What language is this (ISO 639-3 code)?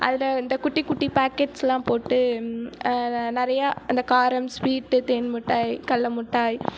tam